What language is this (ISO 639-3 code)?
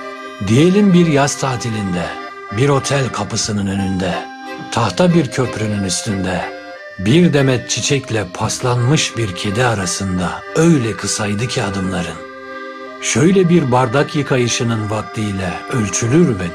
tur